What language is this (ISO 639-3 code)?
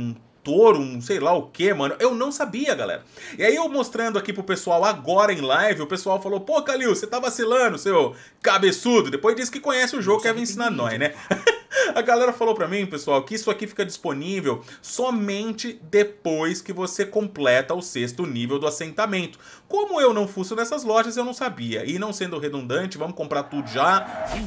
por